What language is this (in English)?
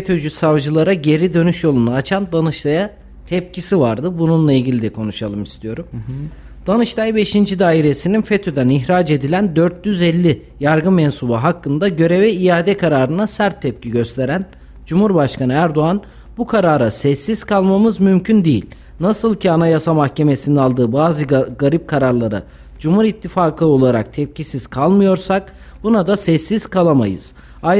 Turkish